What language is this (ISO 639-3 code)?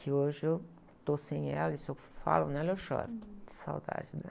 por